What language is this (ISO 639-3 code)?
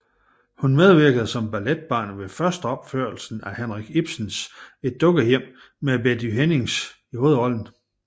dan